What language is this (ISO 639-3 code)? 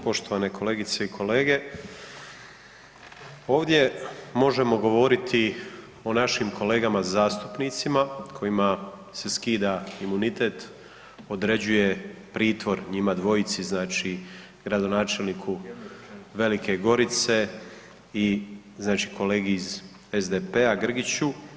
hrv